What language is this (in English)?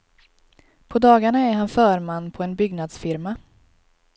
Swedish